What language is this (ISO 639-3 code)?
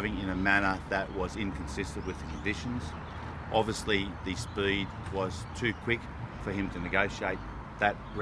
urd